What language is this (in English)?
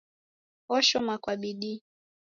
Taita